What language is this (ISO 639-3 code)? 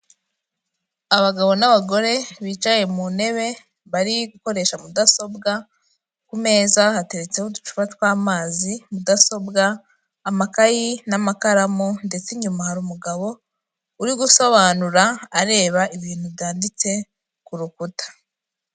kin